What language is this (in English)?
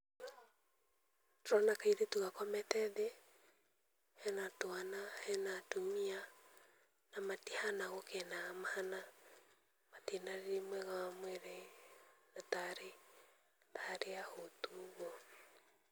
Kikuyu